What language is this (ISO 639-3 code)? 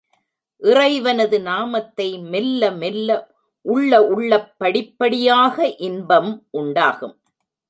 tam